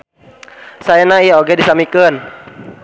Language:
Sundanese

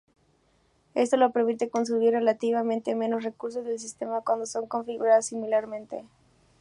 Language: Spanish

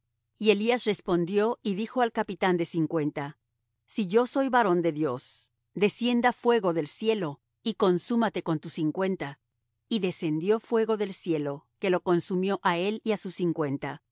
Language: Spanish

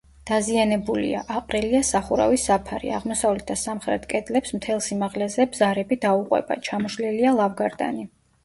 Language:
Georgian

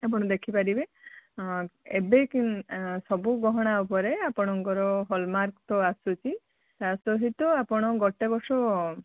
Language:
Odia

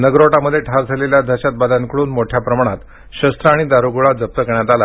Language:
Marathi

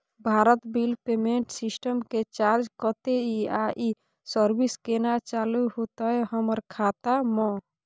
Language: Maithili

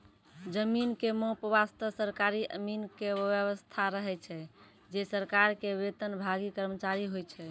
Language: Maithili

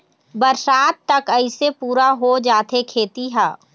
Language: Chhattisgarhi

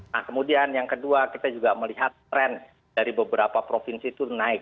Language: Indonesian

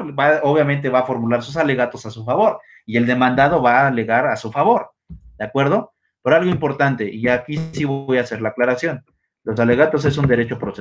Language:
Spanish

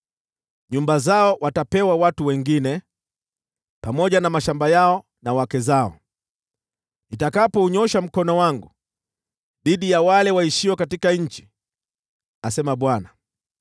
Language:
Swahili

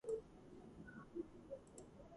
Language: Georgian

